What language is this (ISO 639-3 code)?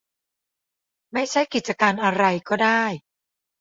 tha